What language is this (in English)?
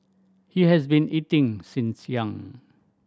English